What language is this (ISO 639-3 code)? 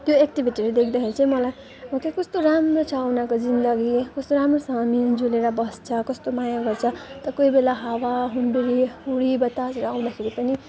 nep